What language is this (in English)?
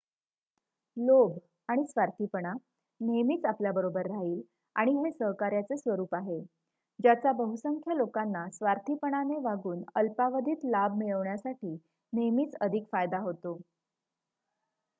Marathi